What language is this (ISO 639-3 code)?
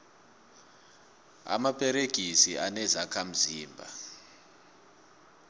nbl